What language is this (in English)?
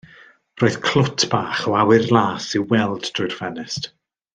Welsh